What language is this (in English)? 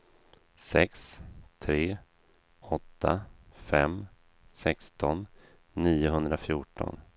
Swedish